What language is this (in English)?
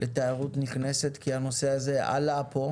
Hebrew